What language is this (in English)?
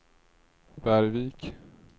Swedish